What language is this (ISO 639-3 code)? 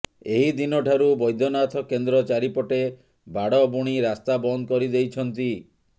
ori